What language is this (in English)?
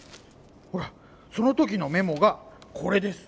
Japanese